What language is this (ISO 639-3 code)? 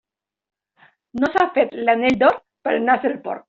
cat